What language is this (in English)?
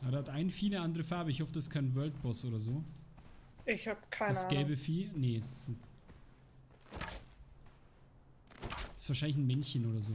German